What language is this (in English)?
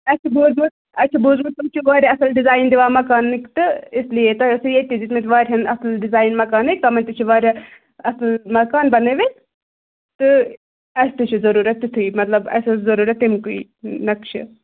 Kashmiri